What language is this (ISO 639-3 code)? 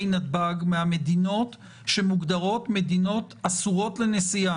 heb